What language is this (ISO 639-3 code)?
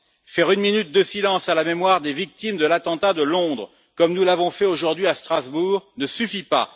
fra